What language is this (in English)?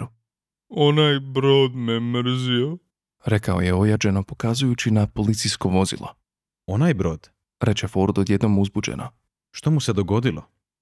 Croatian